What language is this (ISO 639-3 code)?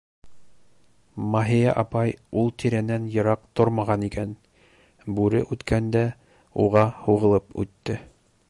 bak